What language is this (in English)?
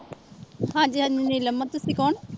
Punjabi